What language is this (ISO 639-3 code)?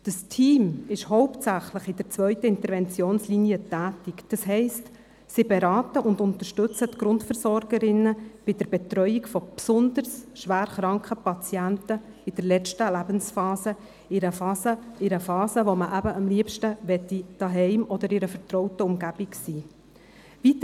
gsw